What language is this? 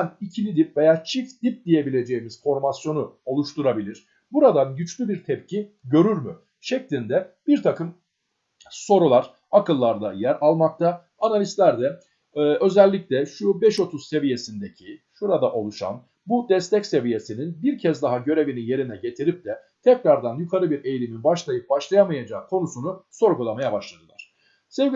Turkish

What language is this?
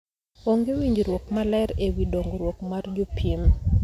Luo (Kenya and Tanzania)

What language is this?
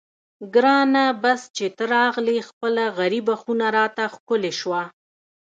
Pashto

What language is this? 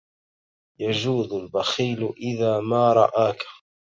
Arabic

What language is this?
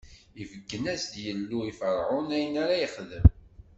Kabyle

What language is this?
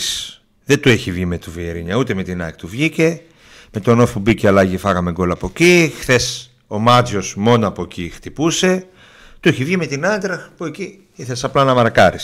Greek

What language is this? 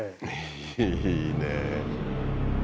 Japanese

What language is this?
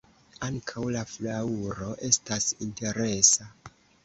Esperanto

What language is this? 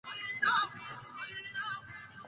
Pashto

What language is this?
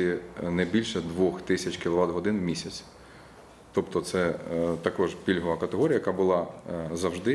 Ukrainian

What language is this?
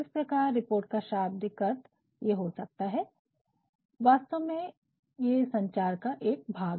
Hindi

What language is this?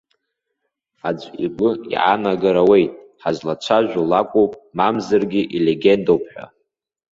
Abkhazian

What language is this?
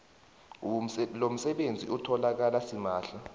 South Ndebele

